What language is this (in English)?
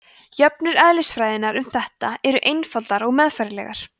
Icelandic